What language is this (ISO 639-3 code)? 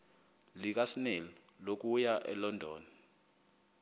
xho